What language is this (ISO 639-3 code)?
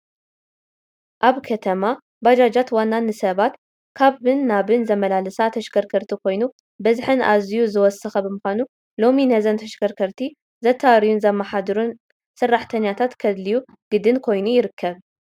tir